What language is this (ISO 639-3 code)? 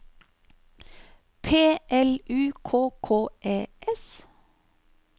nor